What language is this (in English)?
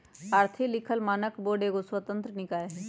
Magahi